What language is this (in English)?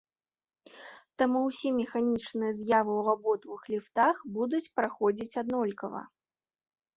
Belarusian